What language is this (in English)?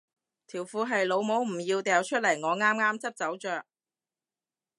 Cantonese